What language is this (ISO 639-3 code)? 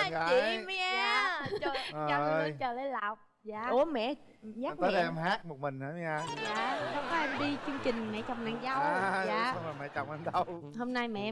vie